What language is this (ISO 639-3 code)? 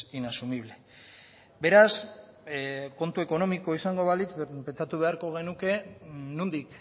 eus